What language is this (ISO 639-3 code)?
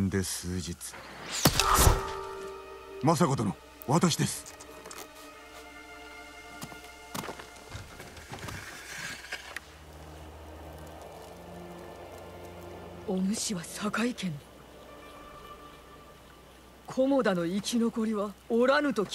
deu